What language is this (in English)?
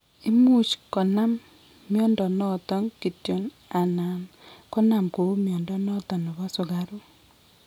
Kalenjin